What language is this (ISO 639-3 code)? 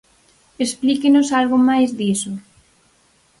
glg